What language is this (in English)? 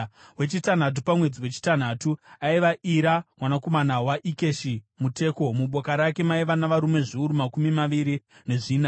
Shona